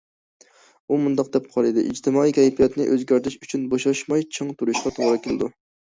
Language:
Uyghur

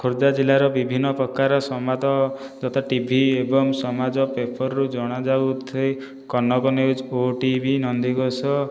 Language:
Odia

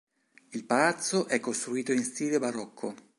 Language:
Italian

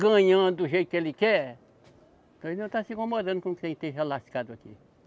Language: Portuguese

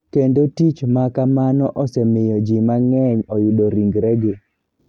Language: Luo (Kenya and Tanzania)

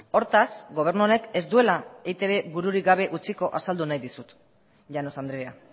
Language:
Basque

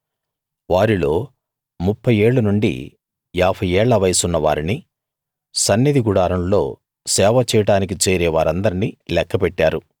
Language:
Telugu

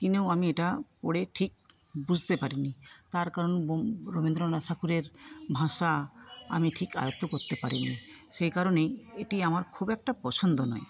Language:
Bangla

